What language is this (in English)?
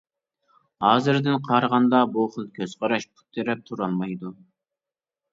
Uyghur